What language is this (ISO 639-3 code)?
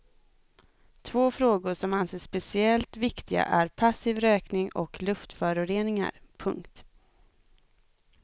swe